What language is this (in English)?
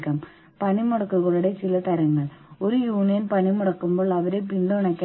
Malayalam